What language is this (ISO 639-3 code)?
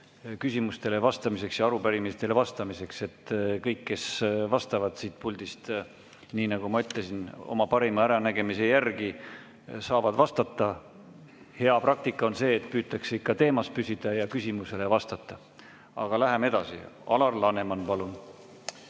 est